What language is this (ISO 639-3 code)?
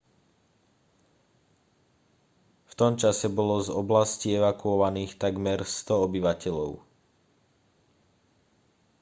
slk